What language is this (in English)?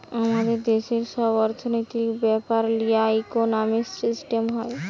Bangla